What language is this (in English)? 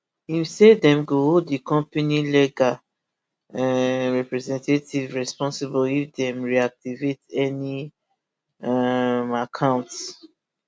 Nigerian Pidgin